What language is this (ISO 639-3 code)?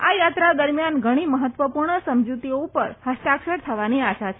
guj